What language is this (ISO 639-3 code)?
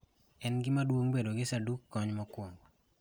luo